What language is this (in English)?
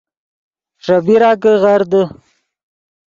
Yidgha